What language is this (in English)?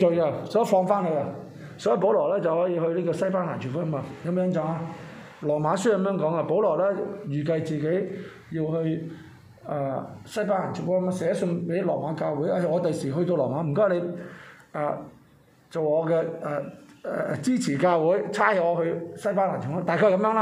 Chinese